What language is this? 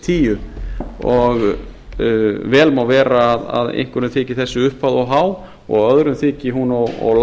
Icelandic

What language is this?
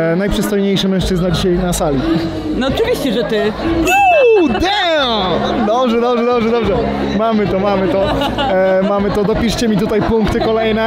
Polish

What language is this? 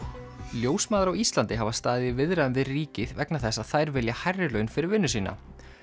Icelandic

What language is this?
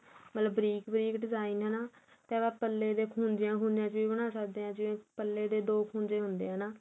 Punjabi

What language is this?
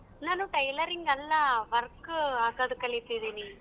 Kannada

